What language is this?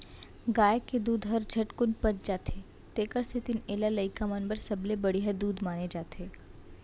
Chhattisgarhi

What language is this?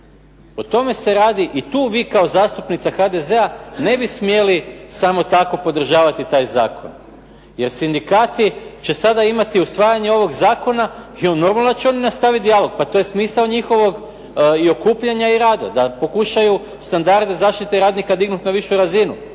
Croatian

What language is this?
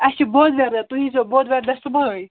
Kashmiri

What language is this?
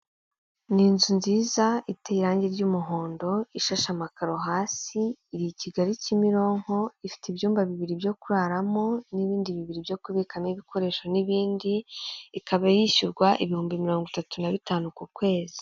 Kinyarwanda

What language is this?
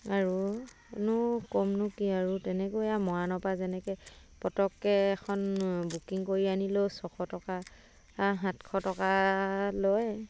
Assamese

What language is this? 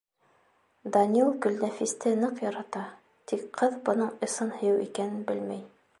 Bashkir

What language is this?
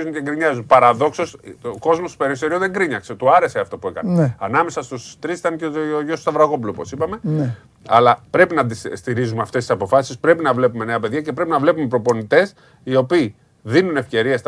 Greek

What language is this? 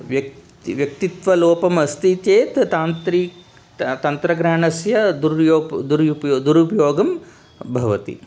Sanskrit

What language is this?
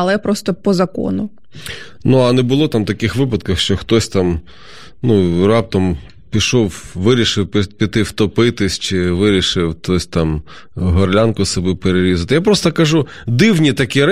Ukrainian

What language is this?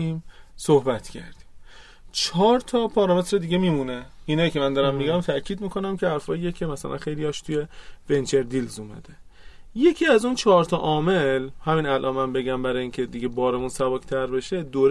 Persian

